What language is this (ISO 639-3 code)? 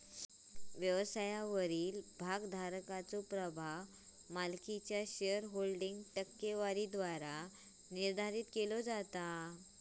mar